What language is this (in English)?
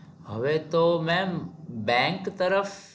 Gujarati